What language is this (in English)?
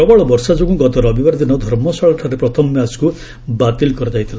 Odia